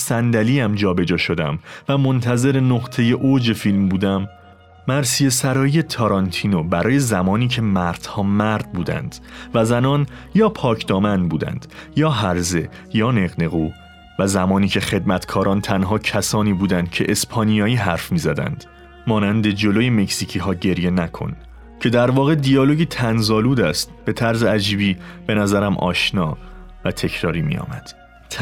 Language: Persian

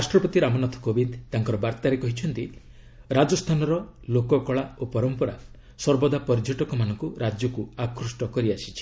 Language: Odia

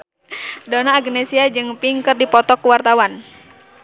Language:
Sundanese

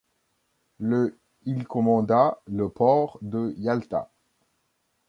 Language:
French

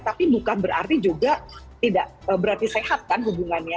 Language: Indonesian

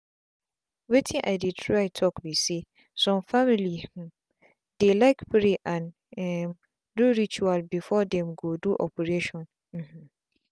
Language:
Nigerian Pidgin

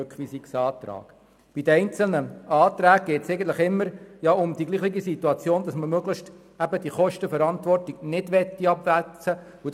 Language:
Swiss German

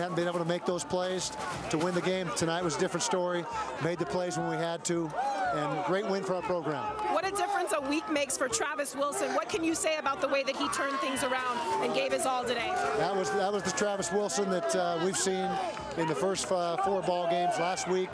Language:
English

